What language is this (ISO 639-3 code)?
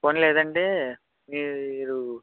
tel